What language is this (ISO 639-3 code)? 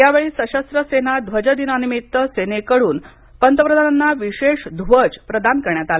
mar